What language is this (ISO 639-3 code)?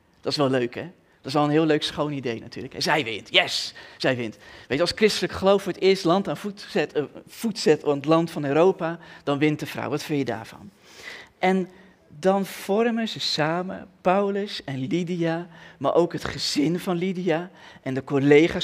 nld